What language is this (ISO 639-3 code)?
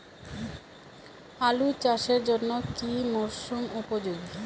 ben